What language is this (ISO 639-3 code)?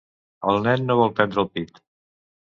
cat